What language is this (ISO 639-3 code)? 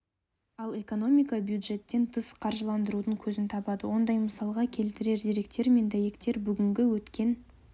kaz